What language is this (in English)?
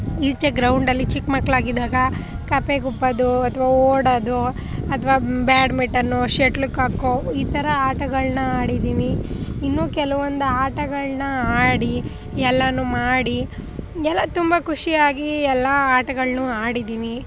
Kannada